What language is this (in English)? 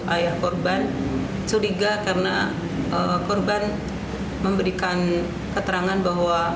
Indonesian